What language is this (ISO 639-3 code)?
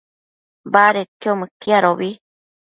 mcf